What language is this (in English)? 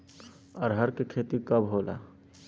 Bhojpuri